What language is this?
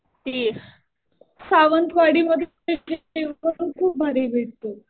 Marathi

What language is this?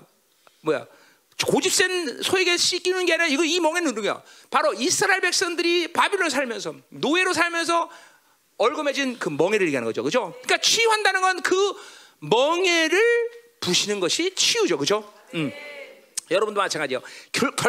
Korean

